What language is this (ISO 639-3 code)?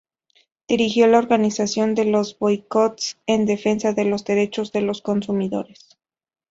spa